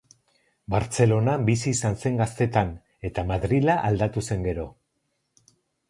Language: Basque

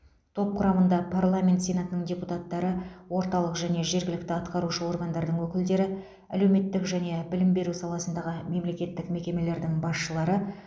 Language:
Kazakh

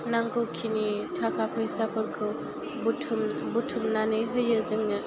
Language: Bodo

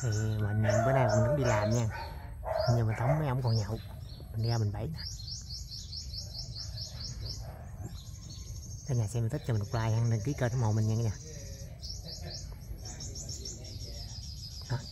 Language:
Vietnamese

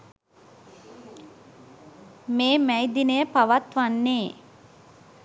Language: Sinhala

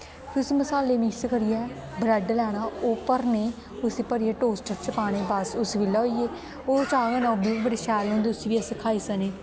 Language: Dogri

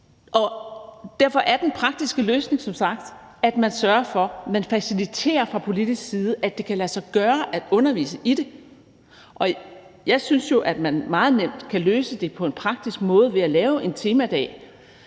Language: Danish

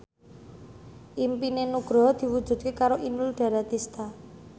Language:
Javanese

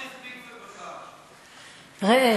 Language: Hebrew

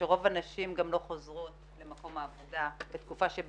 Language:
Hebrew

